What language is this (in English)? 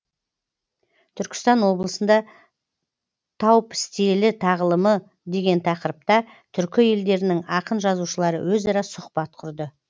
Kazakh